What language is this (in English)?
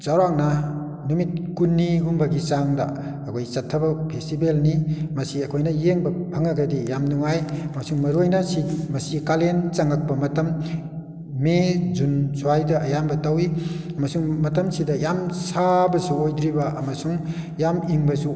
Manipuri